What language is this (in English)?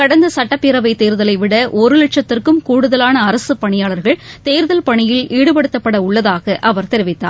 Tamil